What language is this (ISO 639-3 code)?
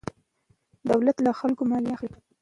pus